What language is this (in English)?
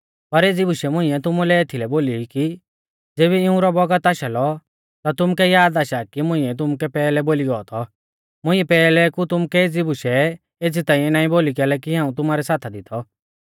Mahasu Pahari